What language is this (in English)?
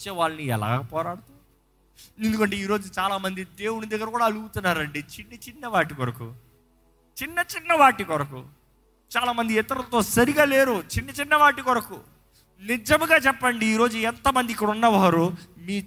Telugu